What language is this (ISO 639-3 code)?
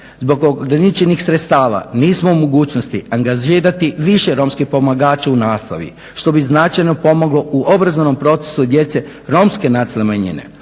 hrv